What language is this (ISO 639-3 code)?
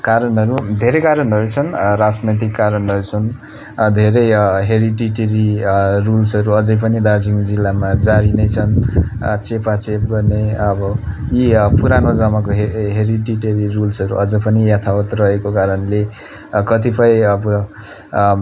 nep